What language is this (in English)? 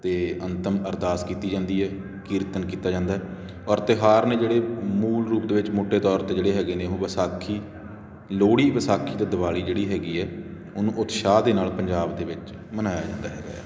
Punjabi